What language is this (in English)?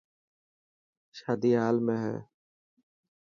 Dhatki